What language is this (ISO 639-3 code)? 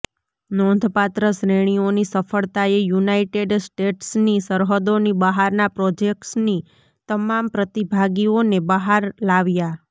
guj